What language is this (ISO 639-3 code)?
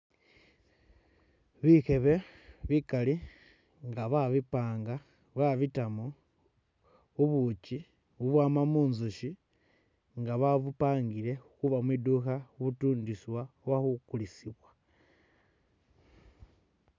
myx